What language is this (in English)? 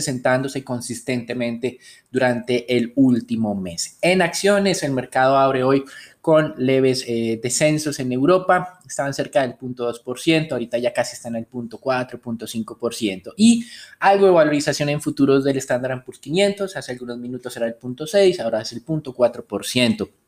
Spanish